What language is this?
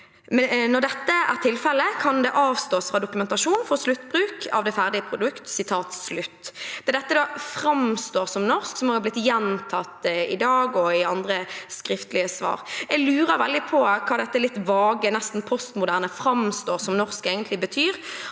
Norwegian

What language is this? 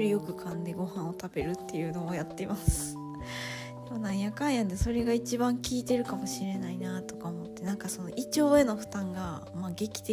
Japanese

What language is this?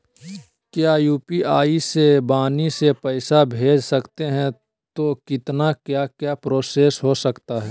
Magahi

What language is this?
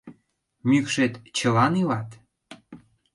Mari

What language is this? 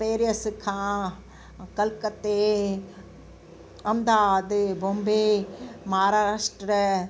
Sindhi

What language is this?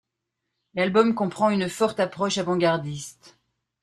French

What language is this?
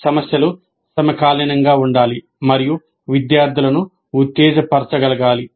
Telugu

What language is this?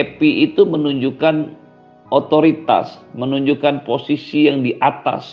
Indonesian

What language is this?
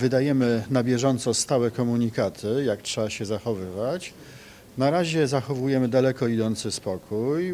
Polish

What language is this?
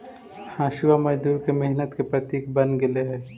Magahi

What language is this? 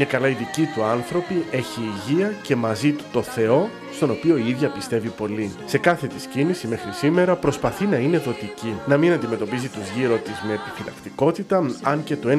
Greek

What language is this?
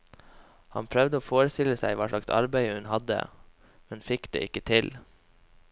Norwegian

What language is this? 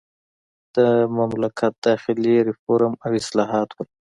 Pashto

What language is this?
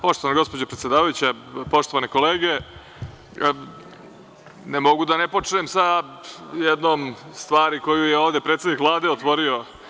Serbian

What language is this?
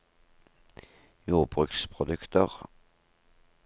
Norwegian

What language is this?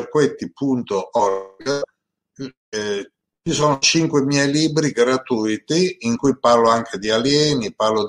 Italian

